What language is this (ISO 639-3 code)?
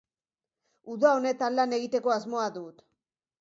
eus